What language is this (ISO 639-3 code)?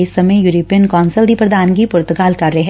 pan